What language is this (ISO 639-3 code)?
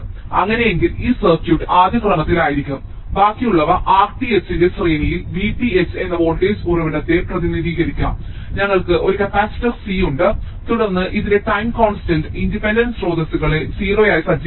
mal